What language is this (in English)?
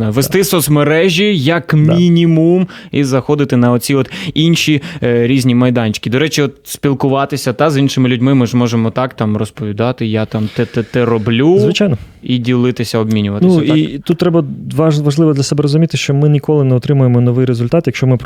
Ukrainian